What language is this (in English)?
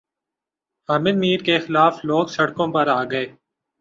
Urdu